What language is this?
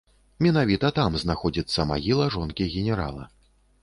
Belarusian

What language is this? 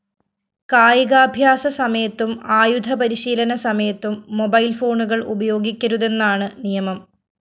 Malayalam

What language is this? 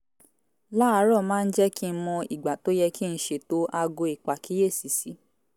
Yoruba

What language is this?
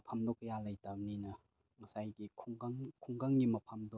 Manipuri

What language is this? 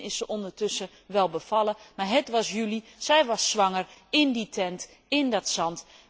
Dutch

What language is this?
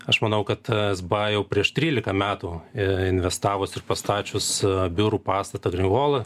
Lithuanian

